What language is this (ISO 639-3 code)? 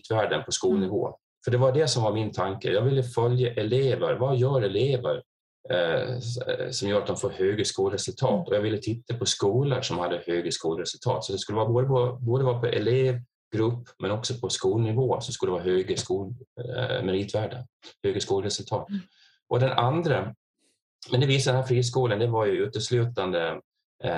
swe